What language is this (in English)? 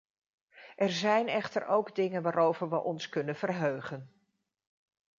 Dutch